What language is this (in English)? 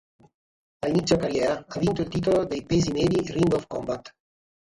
Italian